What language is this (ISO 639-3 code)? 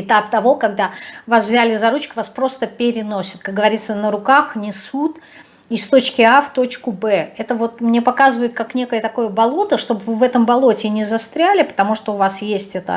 rus